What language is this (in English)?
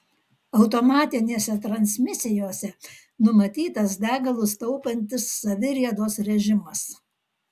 Lithuanian